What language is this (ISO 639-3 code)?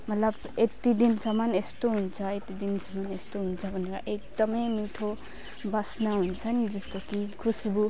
nep